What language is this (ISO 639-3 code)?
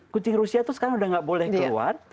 ind